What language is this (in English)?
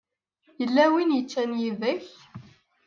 Kabyle